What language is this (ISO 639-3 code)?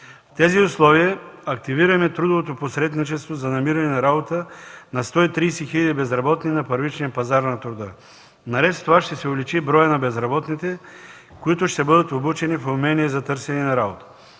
bul